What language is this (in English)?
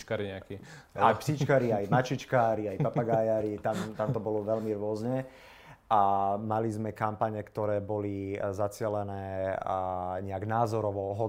Slovak